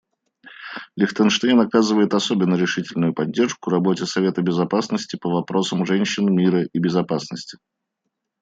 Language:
Russian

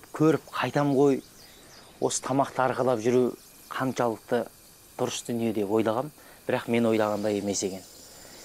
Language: Turkish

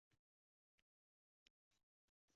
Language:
Uzbek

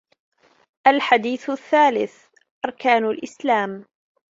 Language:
Arabic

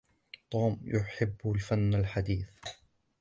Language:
Arabic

